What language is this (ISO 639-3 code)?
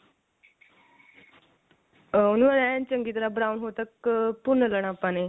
pan